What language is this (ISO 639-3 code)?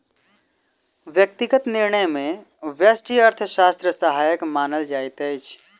mai